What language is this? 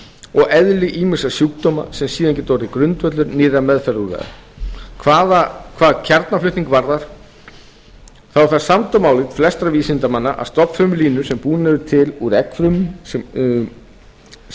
Icelandic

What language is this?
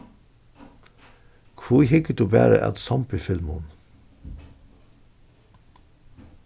Faroese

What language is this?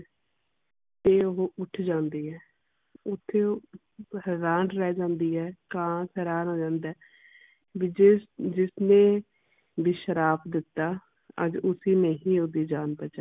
Punjabi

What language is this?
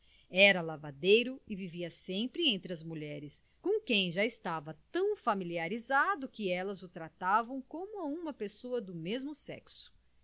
Portuguese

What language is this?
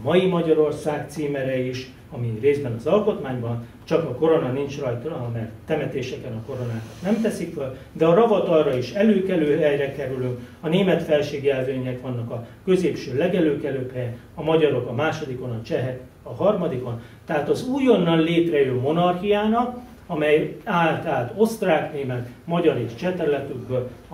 Hungarian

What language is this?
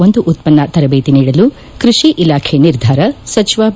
Kannada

